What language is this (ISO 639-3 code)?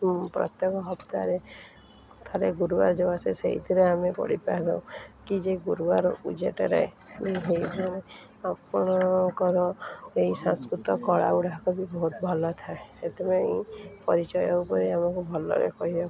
ori